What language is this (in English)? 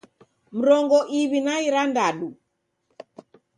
Taita